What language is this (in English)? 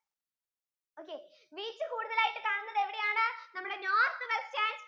Malayalam